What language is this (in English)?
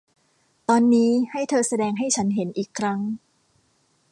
Thai